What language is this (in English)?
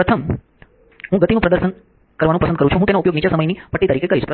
Gujarati